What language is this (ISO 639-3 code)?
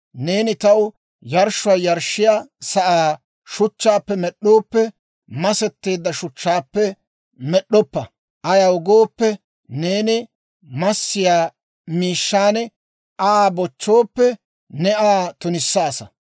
dwr